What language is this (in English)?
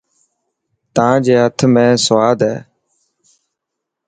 Dhatki